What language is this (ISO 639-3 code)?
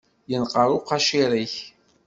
kab